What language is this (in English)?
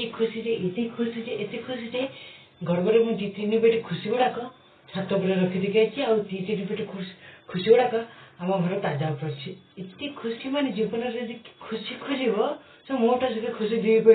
Odia